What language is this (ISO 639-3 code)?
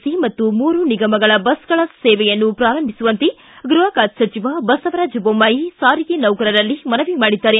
kan